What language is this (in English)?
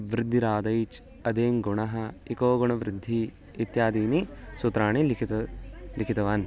Sanskrit